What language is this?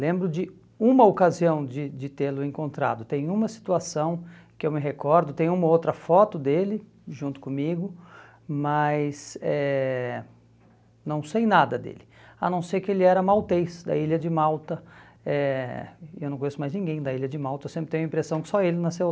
Portuguese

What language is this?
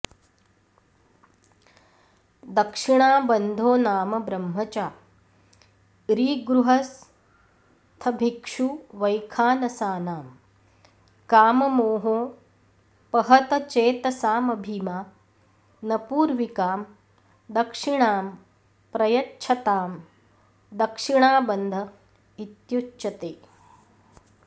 Sanskrit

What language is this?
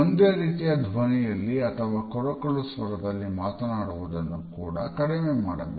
Kannada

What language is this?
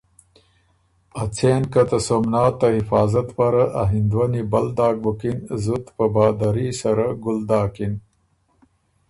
Ormuri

